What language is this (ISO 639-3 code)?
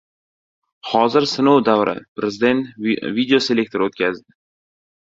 uzb